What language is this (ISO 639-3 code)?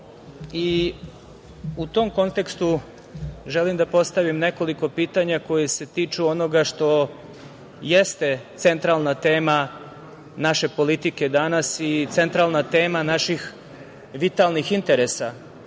srp